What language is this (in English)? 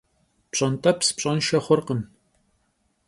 Kabardian